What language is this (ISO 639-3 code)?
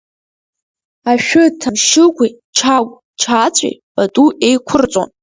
abk